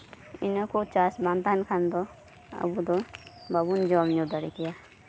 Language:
Santali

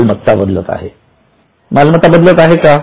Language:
Marathi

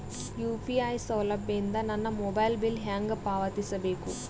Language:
Kannada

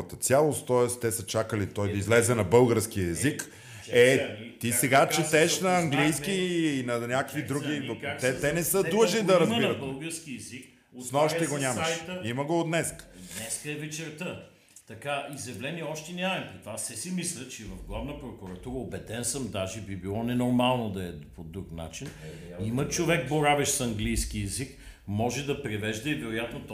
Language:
Bulgarian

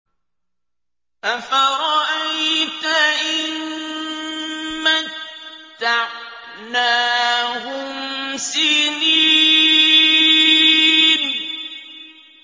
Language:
Arabic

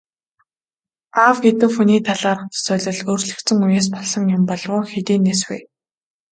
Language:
Mongolian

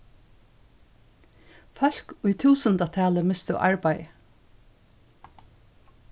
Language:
Faroese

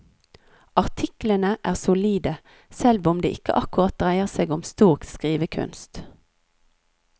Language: Norwegian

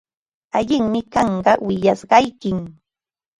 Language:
Ambo-Pasco Quechua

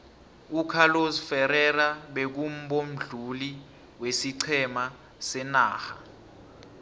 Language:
South Ndebele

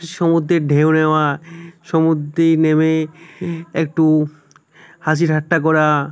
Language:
Bangla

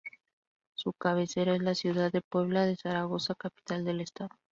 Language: Spanish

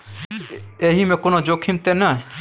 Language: Maithili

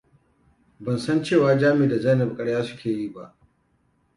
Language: Hausa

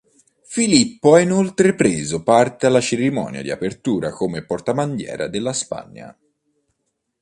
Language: Italian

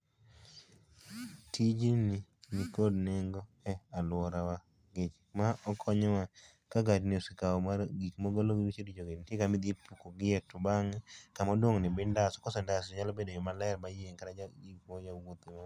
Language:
Luo (Kenya and Tanzania)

